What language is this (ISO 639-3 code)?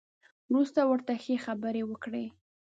pus